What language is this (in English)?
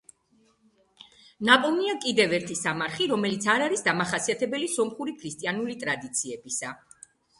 Georgian